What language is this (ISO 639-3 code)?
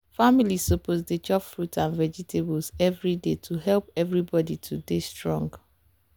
pcm